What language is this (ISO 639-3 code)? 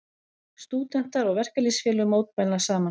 isl